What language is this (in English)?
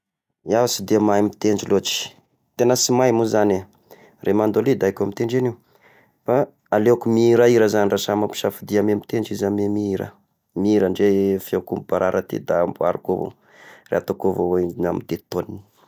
Tesaka Malagasy